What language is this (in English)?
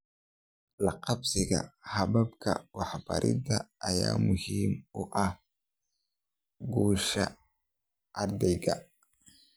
Somali